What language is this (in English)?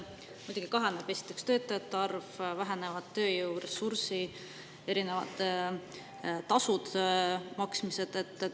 Estonian